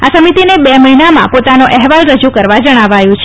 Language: Gujarati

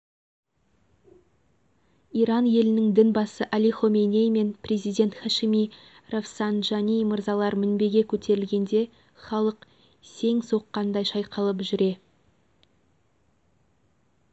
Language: Kazakh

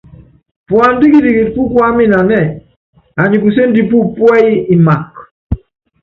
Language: Yangben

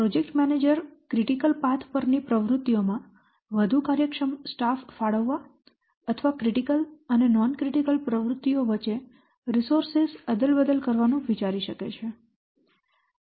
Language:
Gujarati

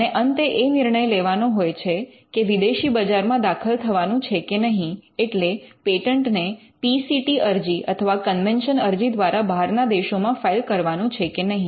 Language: Gujarati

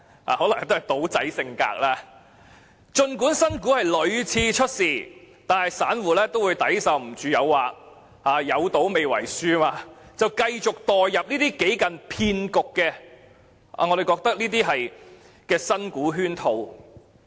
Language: Cantonese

